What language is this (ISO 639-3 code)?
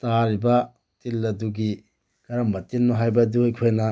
mni